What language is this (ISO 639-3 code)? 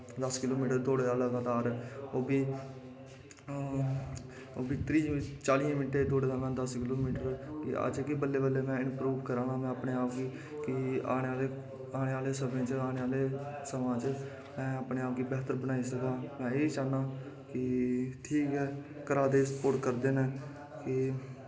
doi